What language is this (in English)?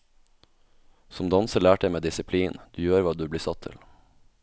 Norwegian